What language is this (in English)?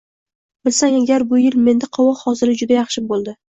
Uzbek